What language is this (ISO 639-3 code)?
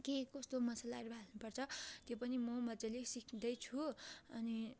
nep